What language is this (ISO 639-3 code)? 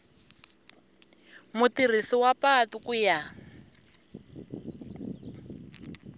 tso